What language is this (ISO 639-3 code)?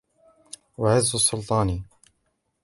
ara